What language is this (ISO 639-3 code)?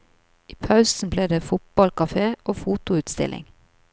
nor